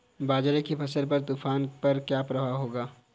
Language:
Hindi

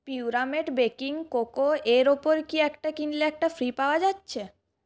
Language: Bangla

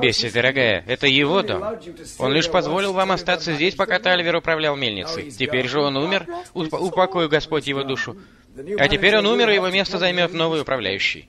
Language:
Russian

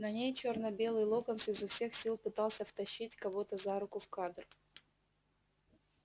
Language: Russian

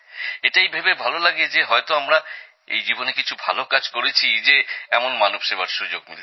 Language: Bangla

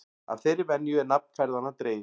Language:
Icelandic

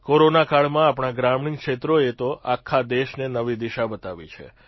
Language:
Gujarati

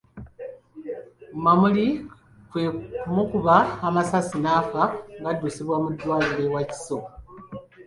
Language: Ganda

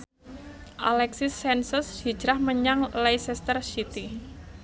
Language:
Javanese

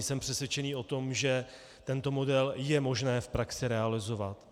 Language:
Czech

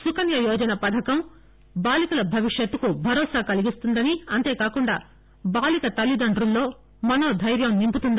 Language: Telugu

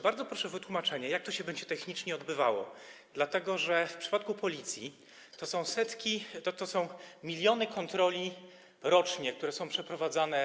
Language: Polish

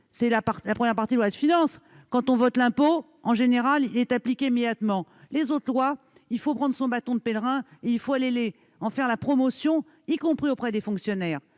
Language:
French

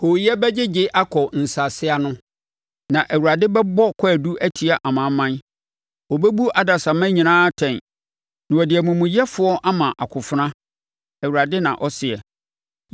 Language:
Akan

